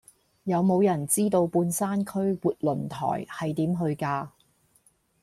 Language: Cantonese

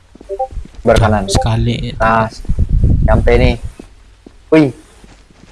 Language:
Indonesian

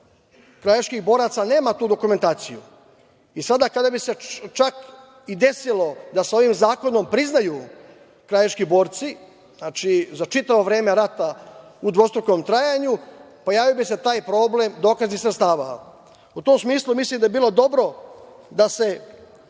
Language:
Serbian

